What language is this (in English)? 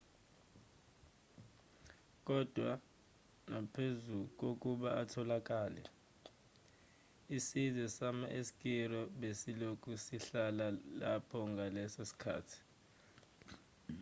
Zulu